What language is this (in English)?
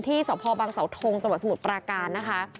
Thai